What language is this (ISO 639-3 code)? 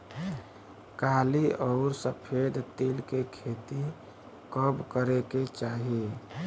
bho